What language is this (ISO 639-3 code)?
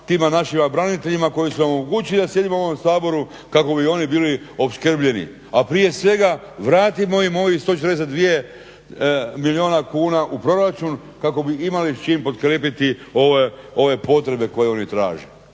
hrv